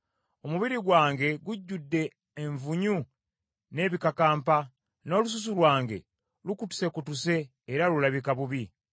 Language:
Ganda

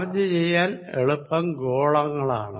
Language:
Malayalam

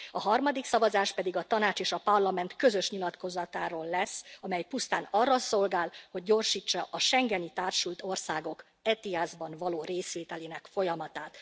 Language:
Hungarian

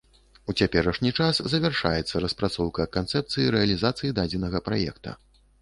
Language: Belarusian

